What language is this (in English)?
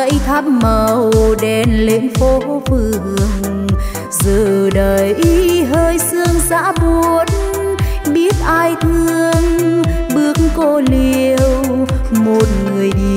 Vietnamese